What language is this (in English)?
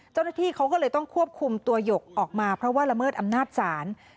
Thai